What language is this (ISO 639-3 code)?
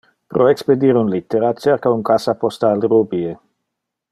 ina